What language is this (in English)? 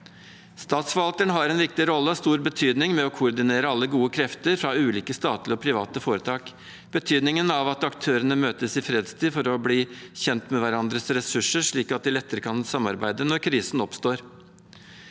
Norwegian